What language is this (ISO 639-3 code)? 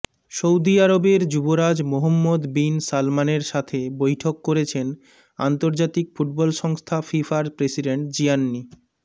ben